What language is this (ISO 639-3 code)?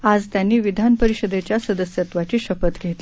mar